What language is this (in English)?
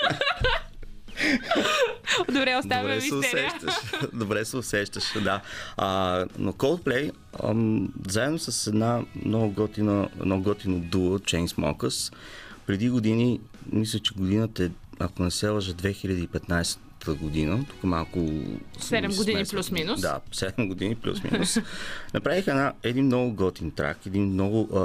Bulgarian